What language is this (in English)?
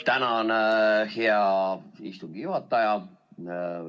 Estonian